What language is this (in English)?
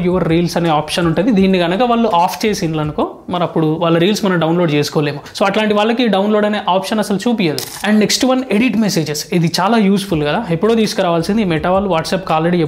Telugu